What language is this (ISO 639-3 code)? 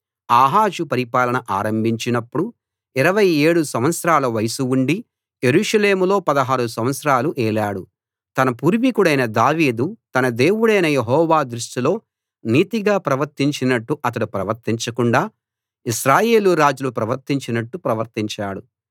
tel